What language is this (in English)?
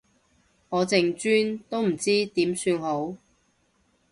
Cantonese